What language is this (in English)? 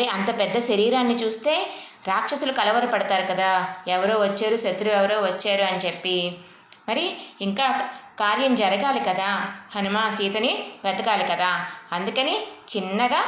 Telugu